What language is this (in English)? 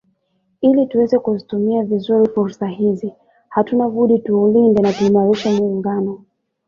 Swahili